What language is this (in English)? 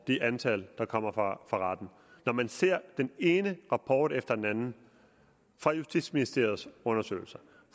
Danish